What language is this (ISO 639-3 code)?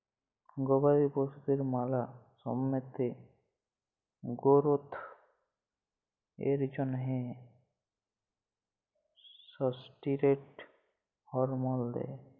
ben